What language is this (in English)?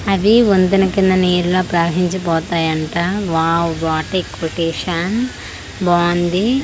Telugu